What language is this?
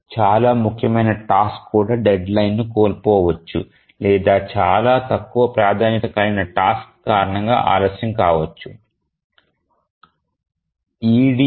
Telugu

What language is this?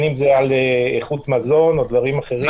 Hebrew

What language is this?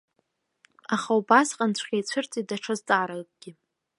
Abkhazian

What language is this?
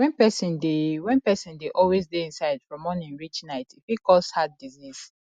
Nigerian Pidgin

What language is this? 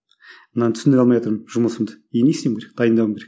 Kazakh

